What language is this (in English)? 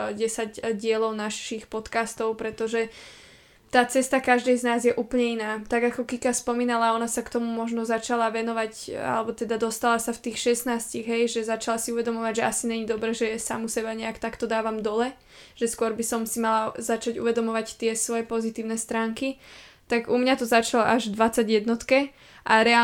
Slovak